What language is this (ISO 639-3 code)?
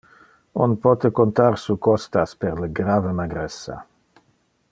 ina